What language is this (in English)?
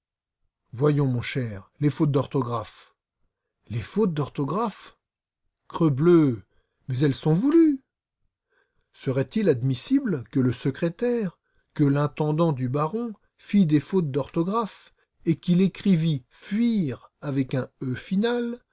French